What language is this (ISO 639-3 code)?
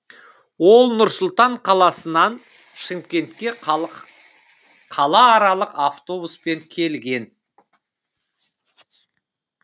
kaz